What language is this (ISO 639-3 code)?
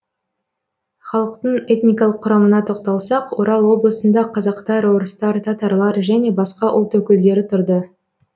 kaz